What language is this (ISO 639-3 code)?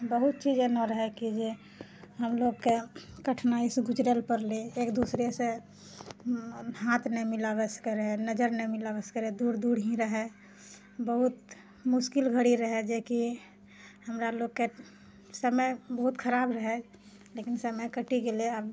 mai